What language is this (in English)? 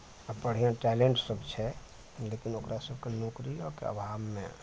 Maithili